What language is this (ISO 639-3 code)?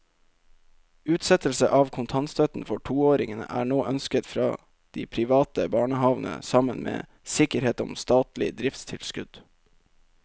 nor